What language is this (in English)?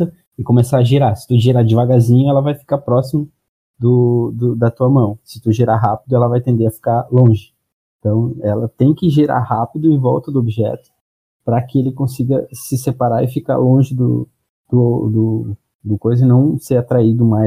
Portuguese